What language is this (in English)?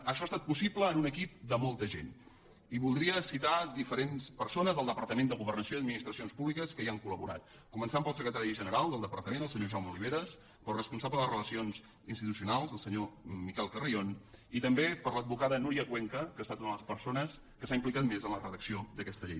Catalan